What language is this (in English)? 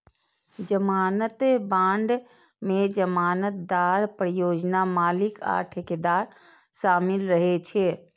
Maithili